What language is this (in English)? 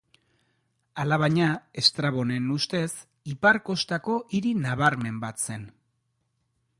Basque